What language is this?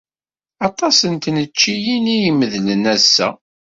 Kabyle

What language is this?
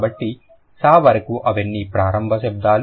Telugu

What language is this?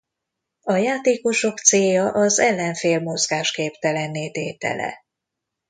Hungarian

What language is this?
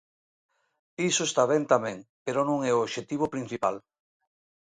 Galician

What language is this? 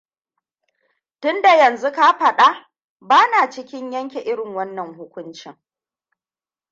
Hausa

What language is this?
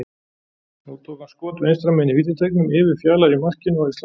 Icelandic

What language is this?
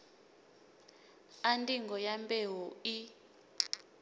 Venda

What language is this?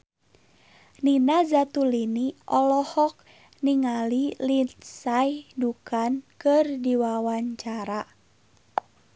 Sundanese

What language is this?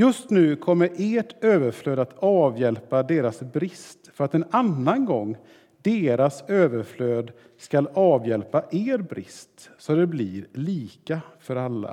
Swedish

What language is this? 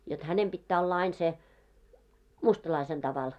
Finnish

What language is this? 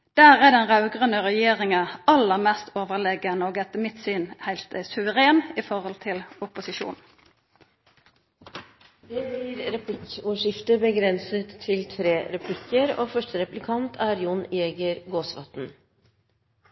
Norwegian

